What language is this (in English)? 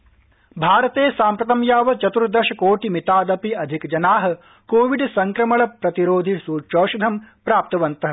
Sanskrit